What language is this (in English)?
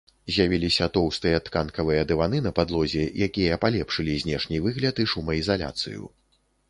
Belarusian